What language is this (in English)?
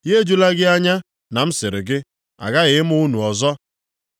Igbo